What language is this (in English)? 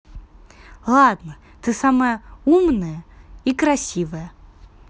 Russian